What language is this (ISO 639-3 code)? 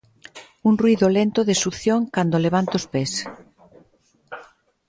glg